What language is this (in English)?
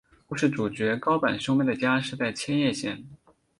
Chinese